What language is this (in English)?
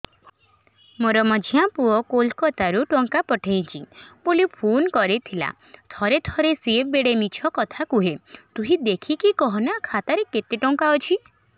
Odia